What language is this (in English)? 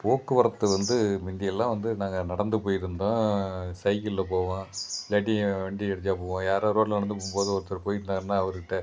Tamil